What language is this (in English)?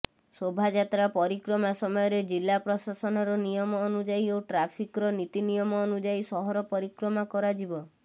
Odia